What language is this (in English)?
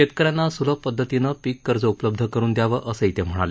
Marathi